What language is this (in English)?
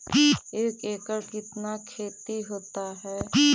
Magahi